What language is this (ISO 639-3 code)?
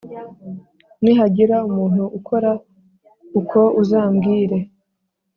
kin